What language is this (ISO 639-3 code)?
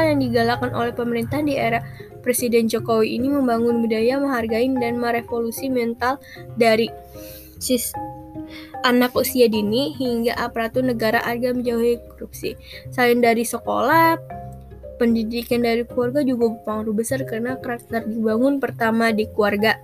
ind